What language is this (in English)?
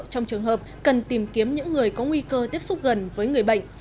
Vietnamese